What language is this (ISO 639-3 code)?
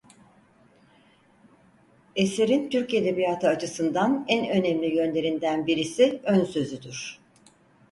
tur